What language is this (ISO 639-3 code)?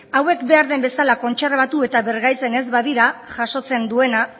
eus